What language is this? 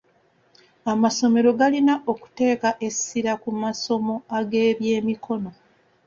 Ganda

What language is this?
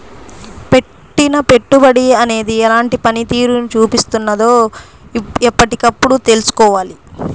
Telugu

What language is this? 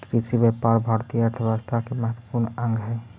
Magahi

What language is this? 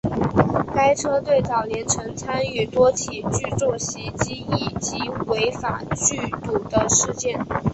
Chinese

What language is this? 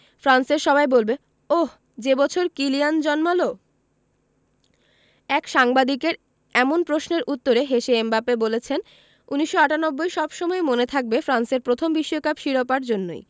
Bangla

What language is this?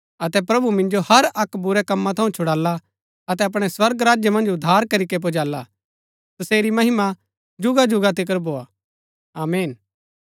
Gaddi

